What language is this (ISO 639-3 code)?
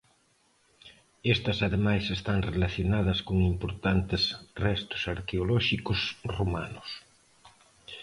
glg